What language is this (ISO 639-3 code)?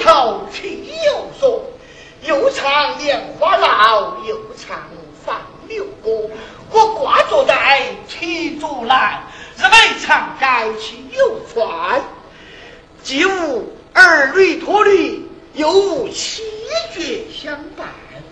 zho